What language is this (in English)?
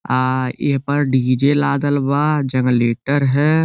Bhojpuri